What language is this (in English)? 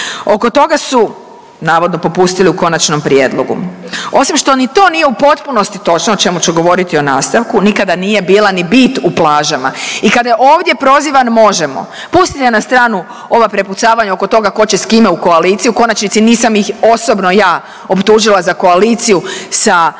Croatian